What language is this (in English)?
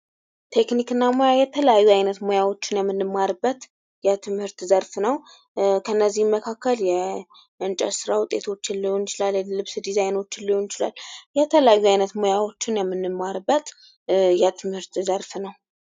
Amharic